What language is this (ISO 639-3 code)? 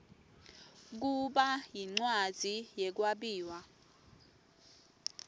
ssw